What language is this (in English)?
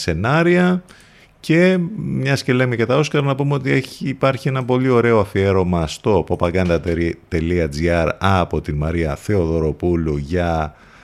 Greek